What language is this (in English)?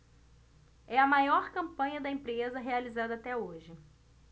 Portuguese